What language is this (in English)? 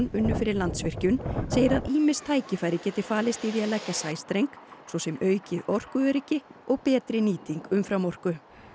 Icelandic